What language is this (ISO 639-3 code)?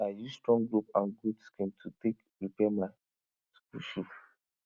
pcm